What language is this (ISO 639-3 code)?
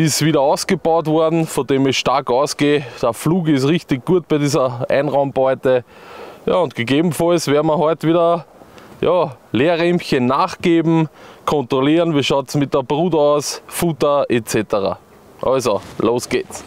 deu